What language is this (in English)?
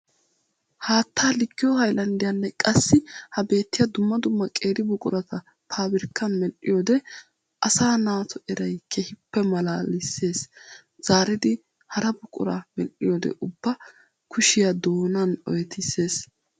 Wolaytta